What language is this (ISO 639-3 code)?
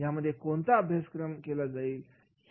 mar